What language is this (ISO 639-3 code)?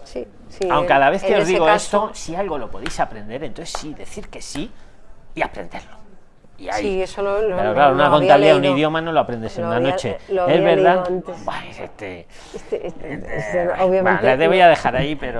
spa